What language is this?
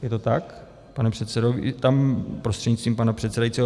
Czech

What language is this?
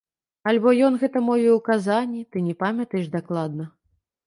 Belarusian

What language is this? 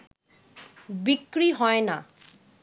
Bangla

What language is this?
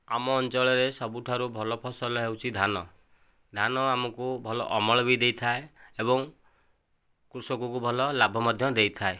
Odia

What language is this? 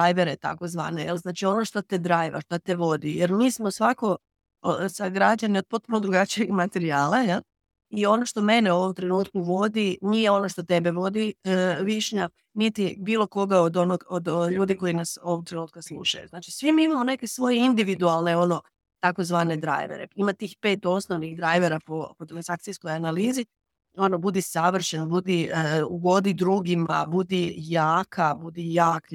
Croatian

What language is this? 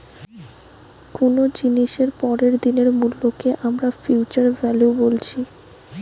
Bangla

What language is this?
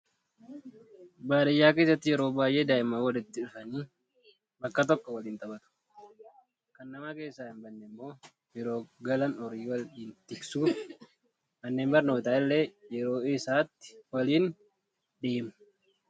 Oromo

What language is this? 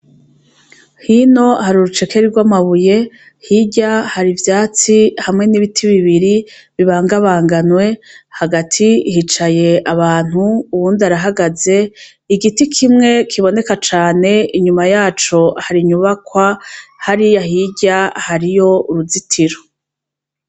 Rundi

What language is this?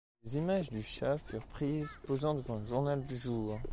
French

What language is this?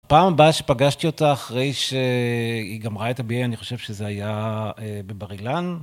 Hebrew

